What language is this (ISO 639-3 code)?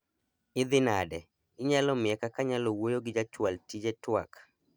luo